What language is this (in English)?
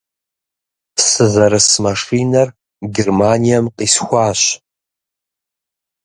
Kabardian